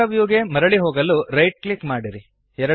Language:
Kannada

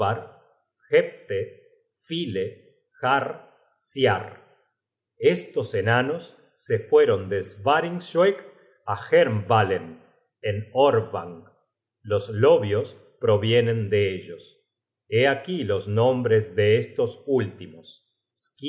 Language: Spanish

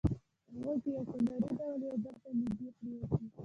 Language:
Pashto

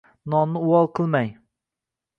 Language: Uzbek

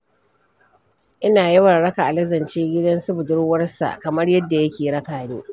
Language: Hausa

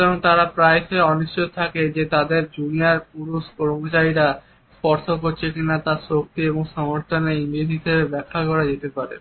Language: Bangla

